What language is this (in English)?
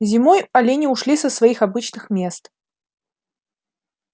Russian